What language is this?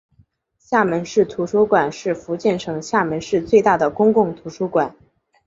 Chinese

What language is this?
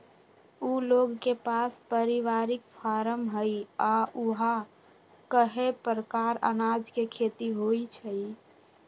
Magahi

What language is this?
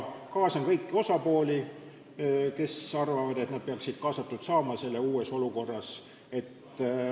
Estonian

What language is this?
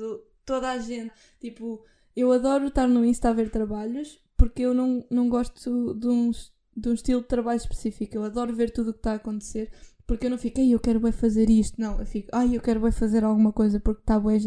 Portuguese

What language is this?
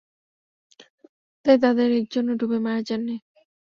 Bangla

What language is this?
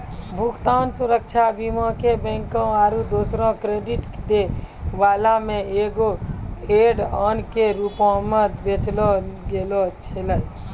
Maithili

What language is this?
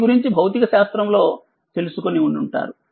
Telugu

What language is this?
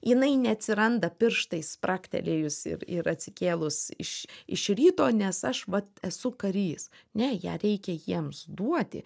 Lithuanian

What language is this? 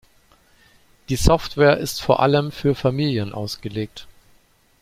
German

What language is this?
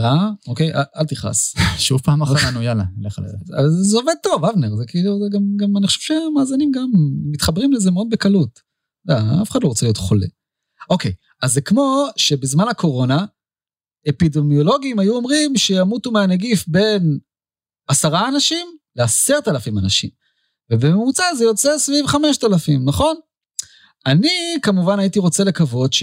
Hebrew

